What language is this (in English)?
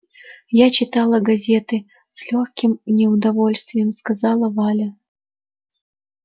Russian